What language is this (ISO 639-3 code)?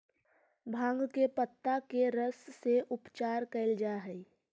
mag